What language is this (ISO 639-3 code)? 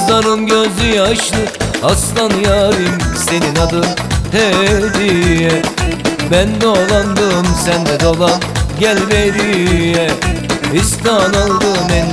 tur